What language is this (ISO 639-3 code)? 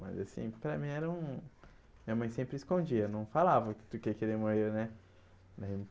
por